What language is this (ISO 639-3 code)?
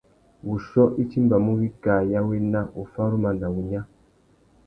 bag